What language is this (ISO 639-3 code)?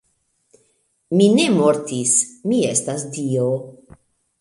epo